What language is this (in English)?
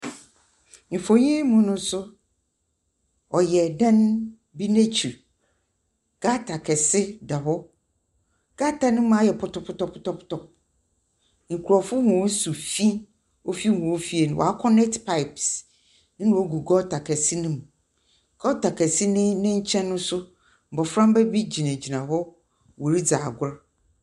Akan